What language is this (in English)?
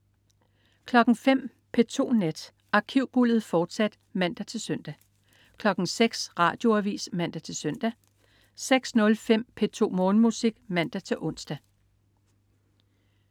Danish